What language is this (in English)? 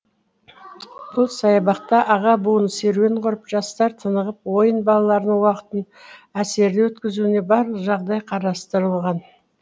Kazakh